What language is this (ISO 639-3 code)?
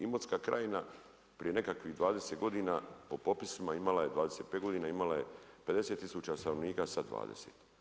hrv